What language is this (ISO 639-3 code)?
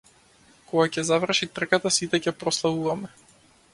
mkd